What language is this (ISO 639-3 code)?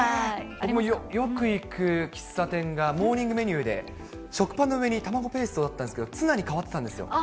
jpn